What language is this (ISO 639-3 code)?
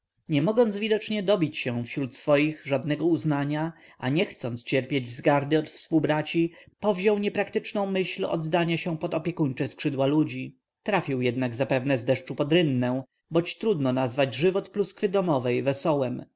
pol